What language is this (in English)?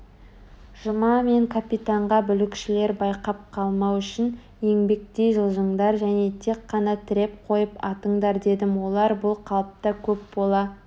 Kazakh